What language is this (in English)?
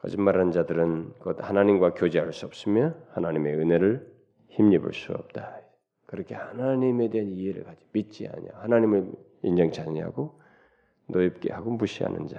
Korean